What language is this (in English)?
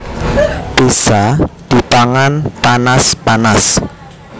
Javanese